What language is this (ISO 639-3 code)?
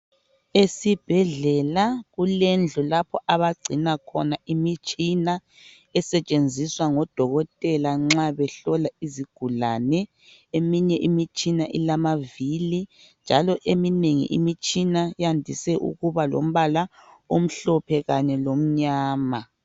nde